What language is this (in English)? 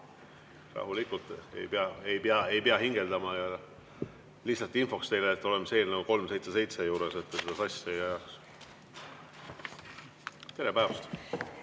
Estonian